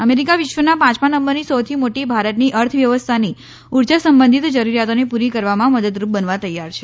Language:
Gujarati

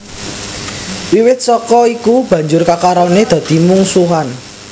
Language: Javanese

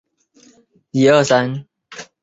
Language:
Chinese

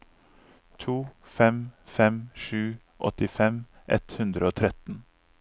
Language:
Norwegian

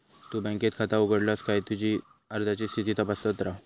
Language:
Marathi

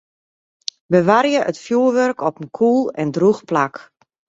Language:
Western Frisian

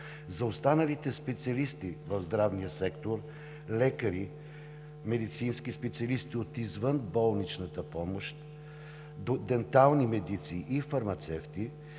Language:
Bulgarian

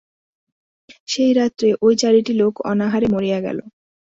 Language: Bangla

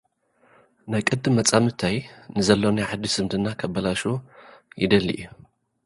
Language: Tigrinya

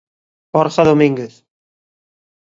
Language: Galician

